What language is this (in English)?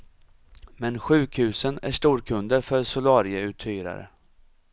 Swedish